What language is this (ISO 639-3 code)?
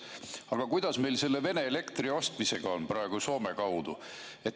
est